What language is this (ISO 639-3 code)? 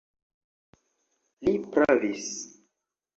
epo